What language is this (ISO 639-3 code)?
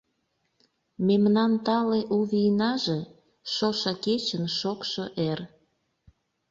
chm